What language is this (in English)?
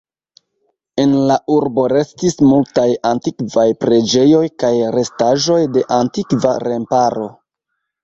Esperanto